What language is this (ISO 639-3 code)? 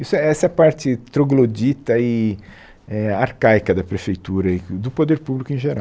por